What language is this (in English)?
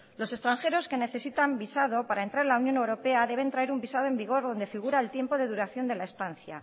Spanish